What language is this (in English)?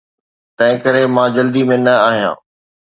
Sindhi